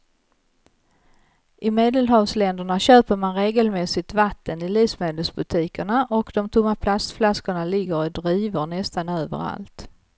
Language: Swedish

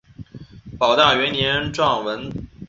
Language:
Chinese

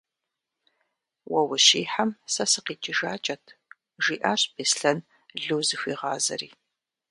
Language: Kabardian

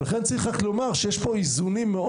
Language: Hebrew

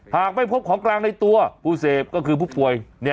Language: Thai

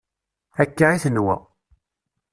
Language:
Kabyle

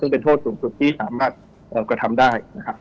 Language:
Thai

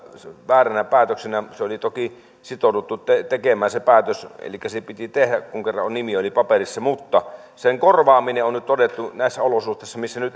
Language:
Finnish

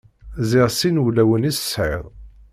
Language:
Kabyle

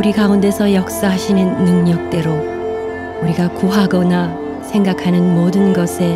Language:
Korean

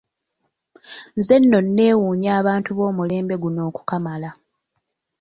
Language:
Ganda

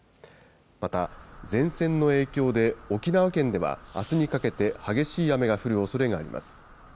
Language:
Japanese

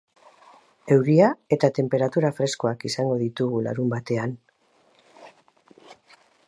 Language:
Basque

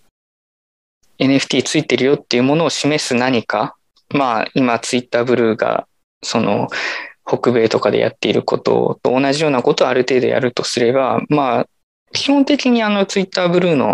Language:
Japanese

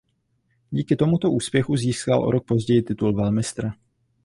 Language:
Czech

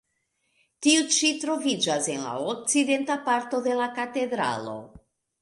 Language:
Esperanto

